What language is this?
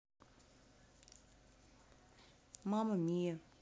Russian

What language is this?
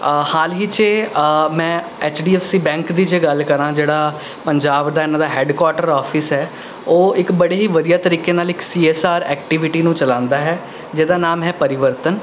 Punjabi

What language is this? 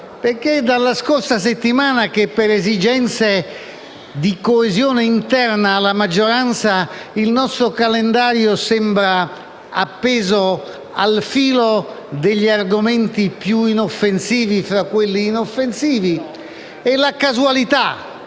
Italian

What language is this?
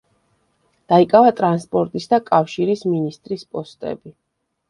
Georgian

